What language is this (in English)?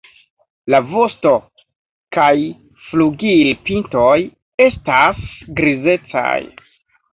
Esperanto